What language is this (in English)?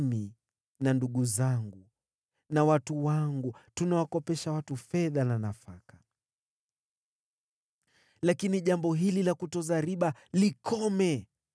Swahili